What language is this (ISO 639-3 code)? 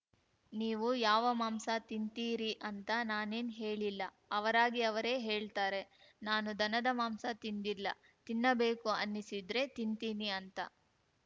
kan